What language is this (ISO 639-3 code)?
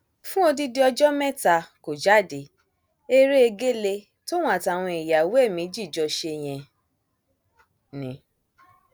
yor